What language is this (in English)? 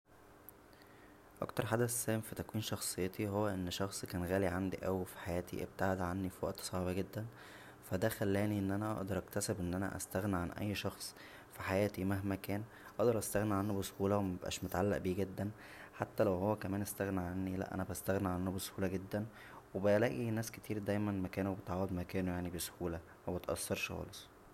Egyptian Arabic